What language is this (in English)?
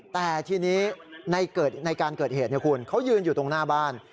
Thai